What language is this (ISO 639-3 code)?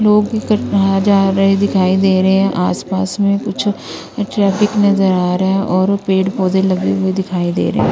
hin